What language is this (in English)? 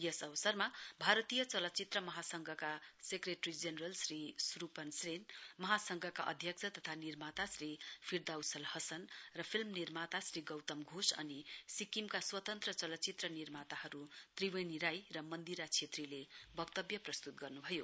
Nepali